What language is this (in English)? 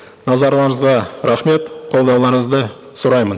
Kazakh